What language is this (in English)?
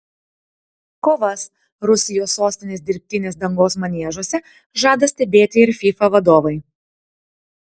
Lithuanian